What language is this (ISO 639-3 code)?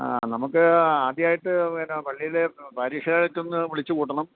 mal